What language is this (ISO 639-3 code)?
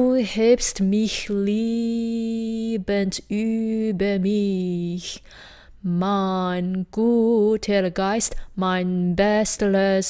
deu